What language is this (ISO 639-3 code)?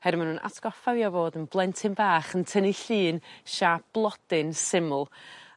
cym